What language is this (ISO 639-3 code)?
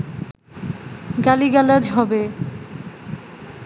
ben